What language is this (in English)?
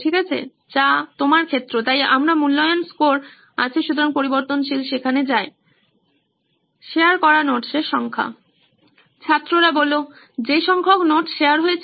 Bangla